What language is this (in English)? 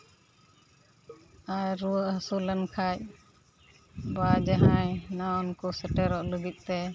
Santali